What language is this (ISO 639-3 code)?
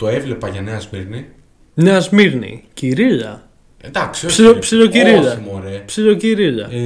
ell